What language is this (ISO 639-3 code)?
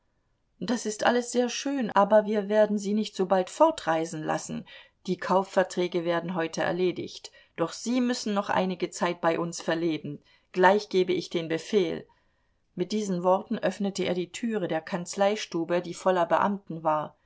deu